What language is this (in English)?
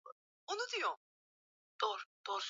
Swahili